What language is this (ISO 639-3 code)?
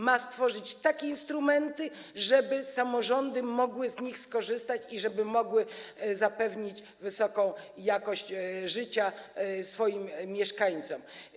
pol